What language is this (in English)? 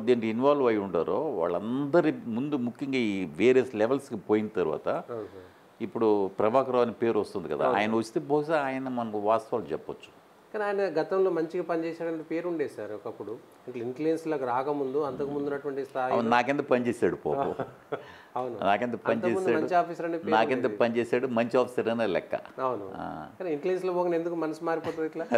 Telugu